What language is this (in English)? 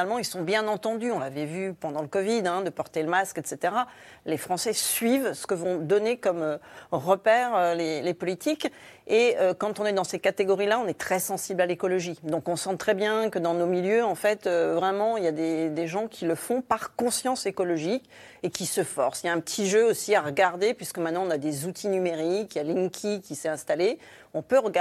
French